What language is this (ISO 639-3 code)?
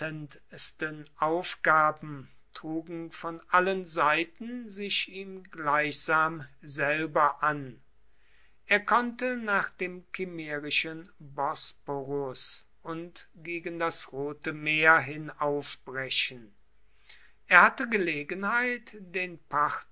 deu